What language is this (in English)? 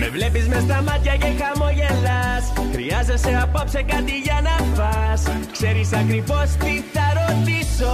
Greek